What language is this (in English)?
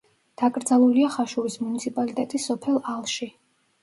Georgian